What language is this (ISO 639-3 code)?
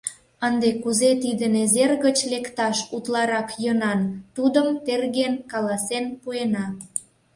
chm